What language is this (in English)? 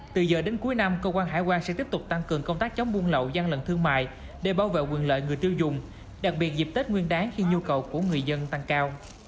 Vietnamese